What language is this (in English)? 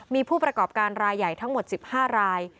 Thai